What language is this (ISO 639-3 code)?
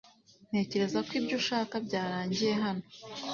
kin